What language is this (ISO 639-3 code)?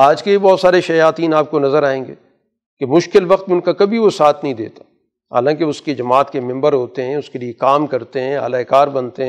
urd